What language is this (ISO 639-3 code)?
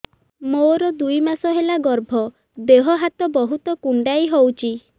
ori